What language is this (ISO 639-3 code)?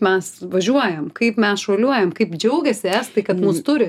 lit